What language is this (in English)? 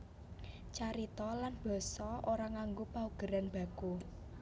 Javanese